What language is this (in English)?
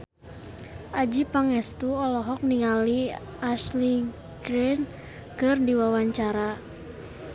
Sundanese